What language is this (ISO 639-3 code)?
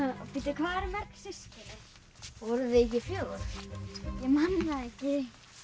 isl